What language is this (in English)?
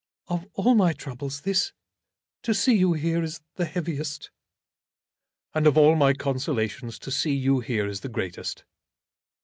English